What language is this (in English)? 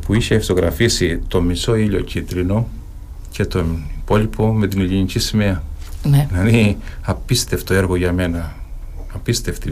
Greek